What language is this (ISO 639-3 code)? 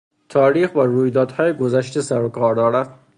fas